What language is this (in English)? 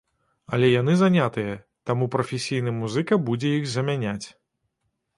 Belarusian